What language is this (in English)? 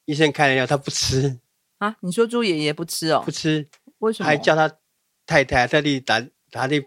Chinese